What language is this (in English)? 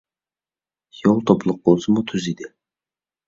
Uyghur